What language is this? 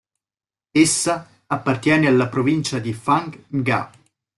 Italian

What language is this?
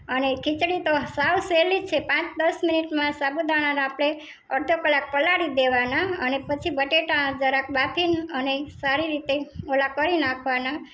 Gujarati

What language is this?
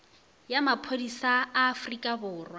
Northern Sotho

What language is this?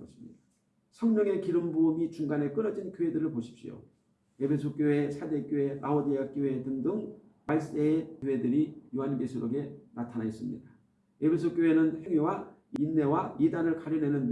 Korean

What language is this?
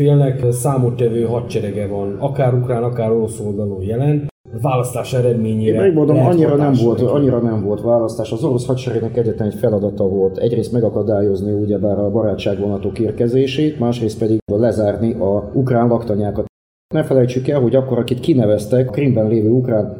Hungarian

